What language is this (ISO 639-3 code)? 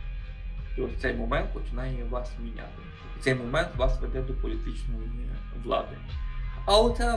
ukr